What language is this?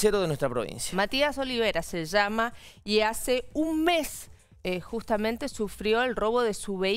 Spanish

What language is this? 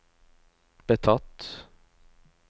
Norwegian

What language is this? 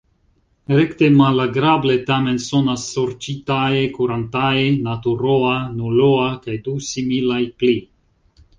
Esperanto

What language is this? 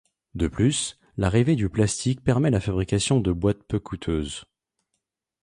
French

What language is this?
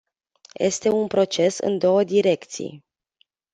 Romanian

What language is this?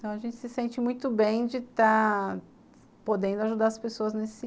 Portuguese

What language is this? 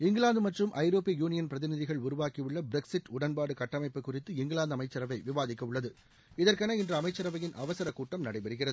Tamil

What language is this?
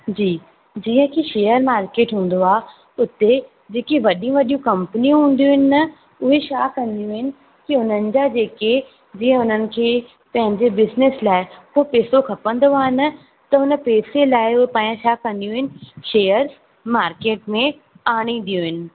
Sindhi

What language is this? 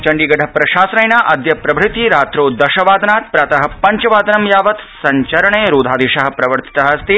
Sanskrit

